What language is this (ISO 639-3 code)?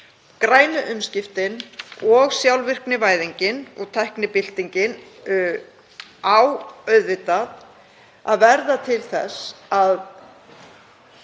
isl